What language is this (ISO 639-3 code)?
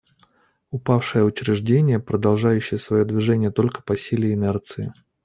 rus